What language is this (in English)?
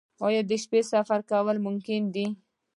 Pashto